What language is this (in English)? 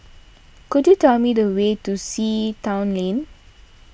English